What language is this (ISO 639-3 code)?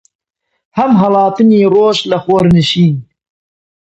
ckb